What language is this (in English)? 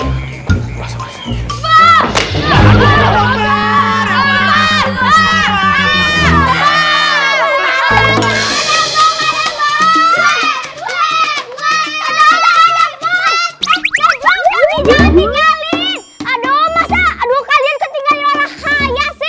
Indonesian